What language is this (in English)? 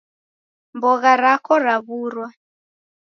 Taita